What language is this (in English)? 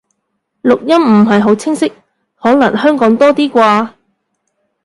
Cantonese